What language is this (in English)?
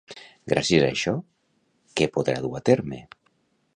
Catalan